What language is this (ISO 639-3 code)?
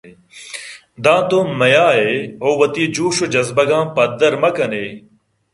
bgp